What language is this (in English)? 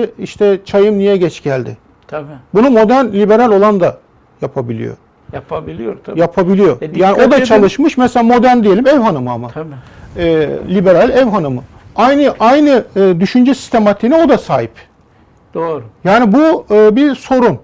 Turkish